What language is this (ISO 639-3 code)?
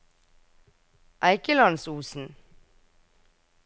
nor